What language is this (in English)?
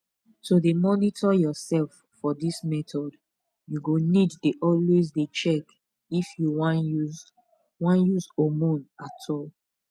Nigerian Pidgin